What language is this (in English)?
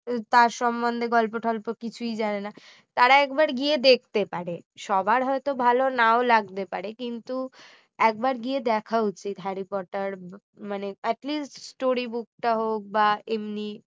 Bangla